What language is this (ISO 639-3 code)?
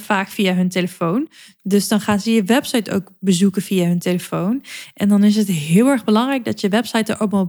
nld